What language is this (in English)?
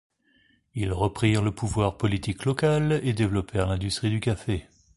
French